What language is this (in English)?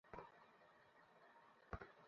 Bangla